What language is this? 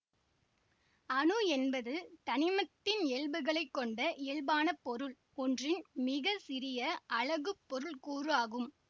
Tamil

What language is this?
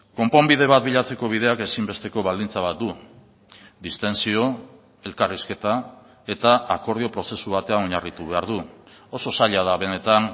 Basque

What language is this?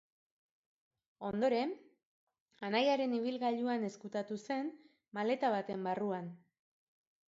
Basque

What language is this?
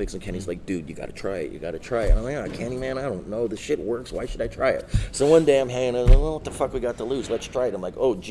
English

